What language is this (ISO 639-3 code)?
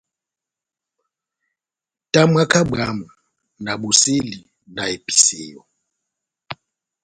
bnm